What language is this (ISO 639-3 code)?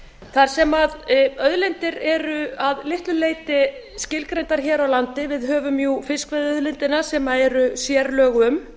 isl